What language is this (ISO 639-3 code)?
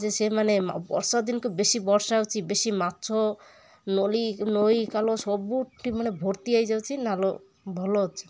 ori